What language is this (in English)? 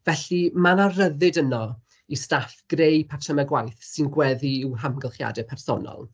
Welsh